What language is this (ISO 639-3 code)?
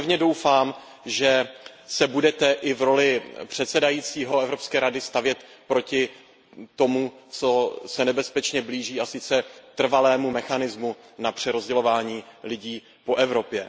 ces